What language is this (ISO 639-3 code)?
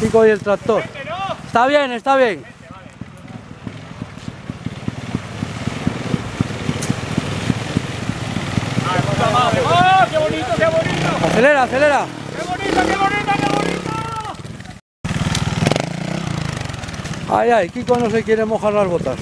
spa